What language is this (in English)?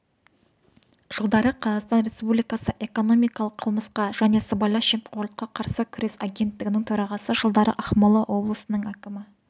Kazakh